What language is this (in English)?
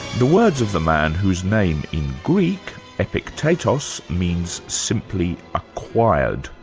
English